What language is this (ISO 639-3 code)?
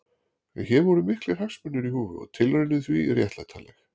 isl